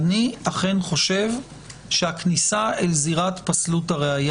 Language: Hebrew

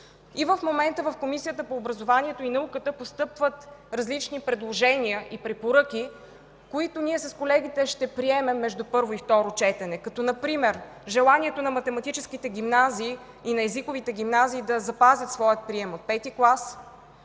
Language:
Bulgarian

